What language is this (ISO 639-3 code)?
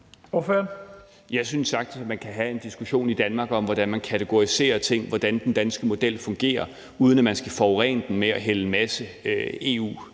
dan